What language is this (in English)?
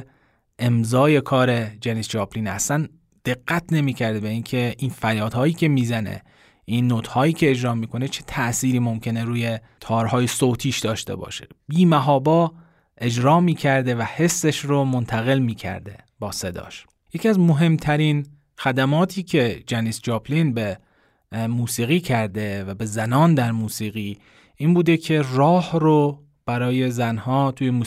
Persian